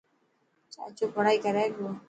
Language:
Dhatki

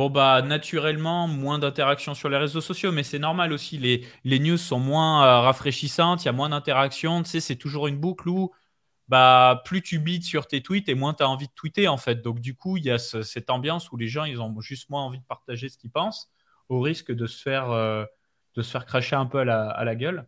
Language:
French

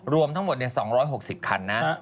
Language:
Thai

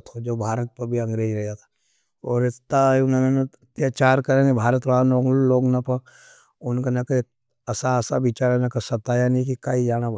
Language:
Nimadi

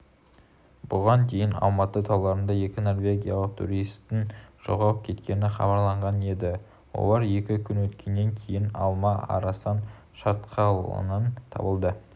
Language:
Kazakh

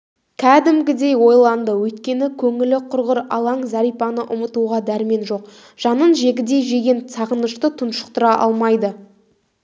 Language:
Kazakh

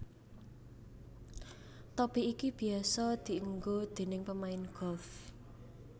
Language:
Javanese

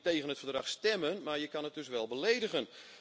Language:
Dutch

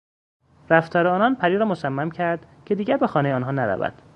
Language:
Persian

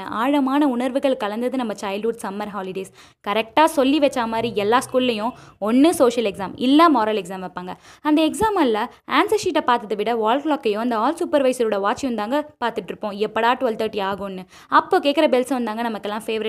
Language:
Tamil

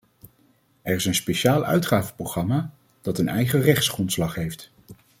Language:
Dutch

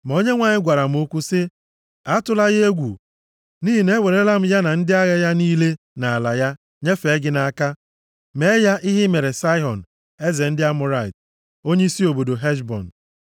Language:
Igbo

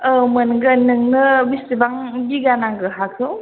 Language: Bodo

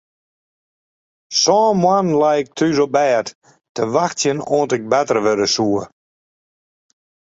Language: Western Frisian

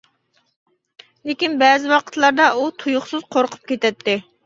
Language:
Uyghur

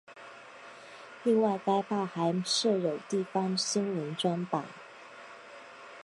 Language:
Chinese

